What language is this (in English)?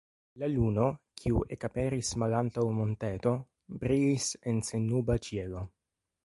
Esperanto